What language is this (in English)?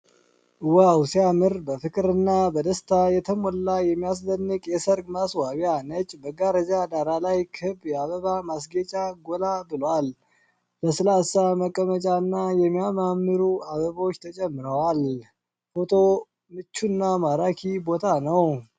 Amharic